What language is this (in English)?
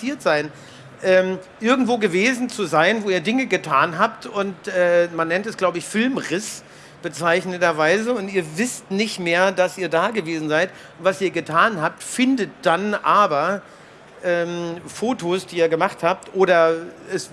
German